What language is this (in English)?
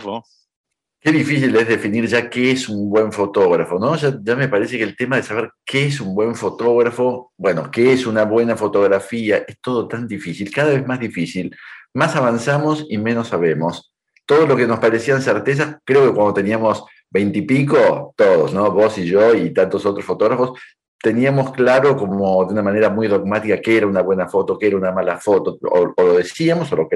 Spanish